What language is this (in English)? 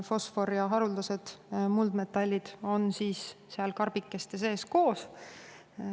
Estonian